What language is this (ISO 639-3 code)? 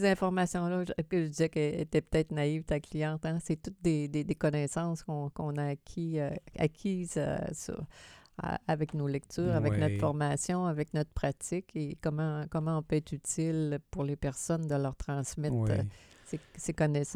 fra